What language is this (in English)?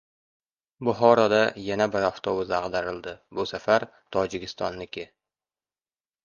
Uzbek